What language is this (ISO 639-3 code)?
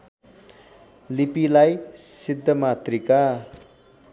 nep